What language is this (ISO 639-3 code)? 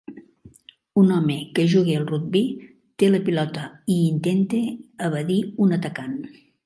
cat